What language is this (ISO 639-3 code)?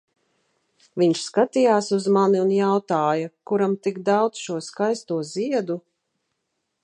lav